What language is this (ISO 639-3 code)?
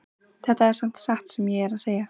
isl